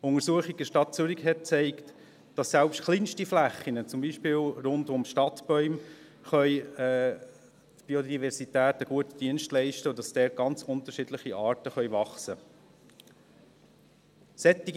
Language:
Swiss German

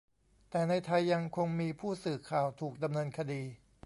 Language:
Thai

